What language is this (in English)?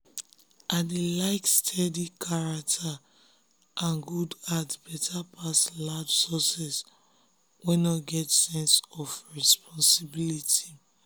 Nigerian Pidgin